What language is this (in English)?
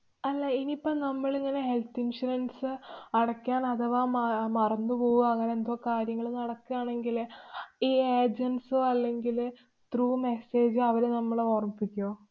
Malayalam